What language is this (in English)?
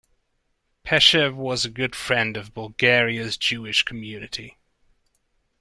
English